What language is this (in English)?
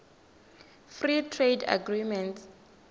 Tsonga